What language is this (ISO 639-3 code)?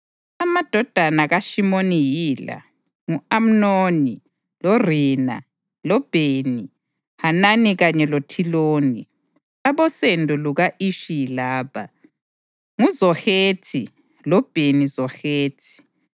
nde